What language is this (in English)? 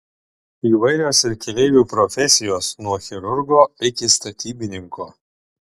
Lithuanian